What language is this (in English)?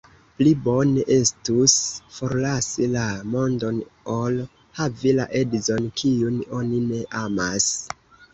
Esperanto